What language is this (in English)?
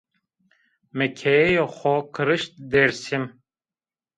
Zaza